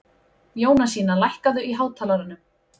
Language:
Icelandic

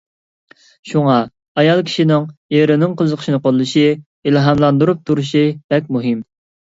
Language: Uyghur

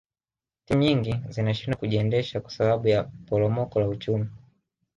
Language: Swahili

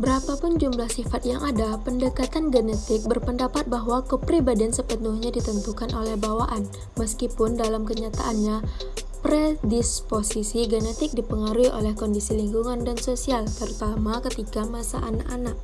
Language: Indonesian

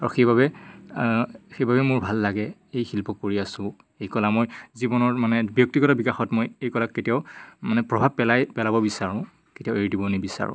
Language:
Assamese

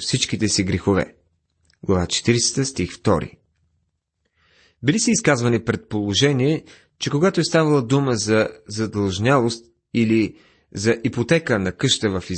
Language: Bulgarian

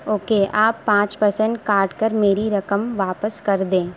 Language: Urdu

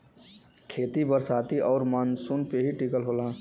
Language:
Bhojpuri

